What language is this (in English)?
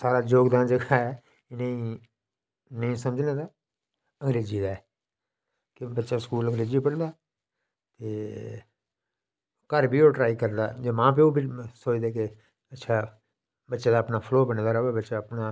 Dogri